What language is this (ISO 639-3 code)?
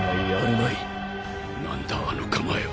jpn